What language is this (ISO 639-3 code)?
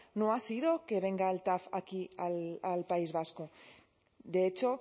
spa